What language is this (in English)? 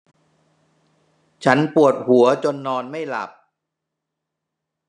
Thai